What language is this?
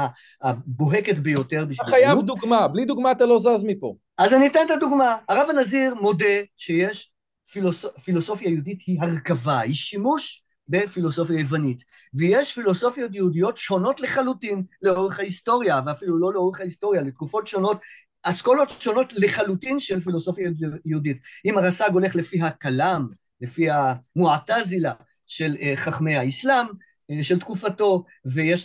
Hebrew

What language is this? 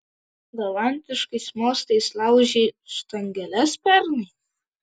Lithuanian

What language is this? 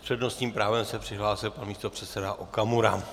Czech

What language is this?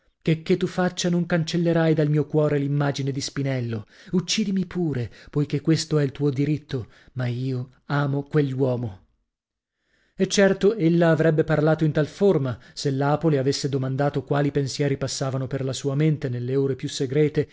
Italian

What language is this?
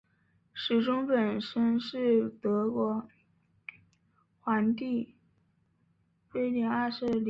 Chinese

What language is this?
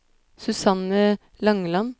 Norwegian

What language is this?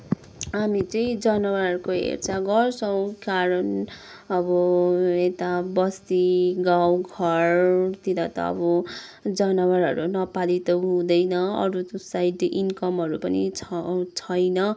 Nepali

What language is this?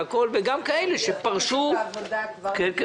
Hebrew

